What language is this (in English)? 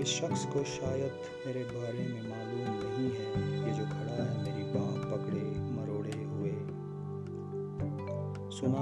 Hindi